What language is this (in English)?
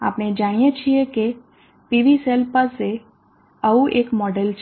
Gujarati